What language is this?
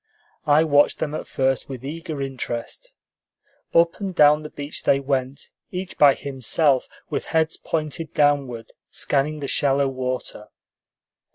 English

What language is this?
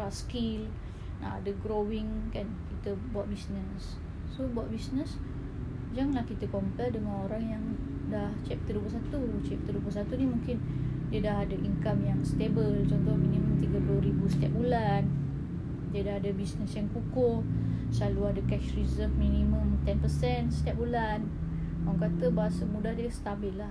Malay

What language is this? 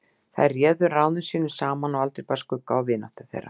Icelandic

